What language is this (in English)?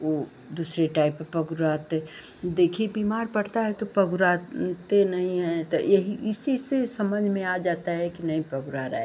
Hindi